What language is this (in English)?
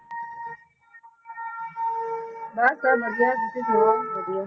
Punjabi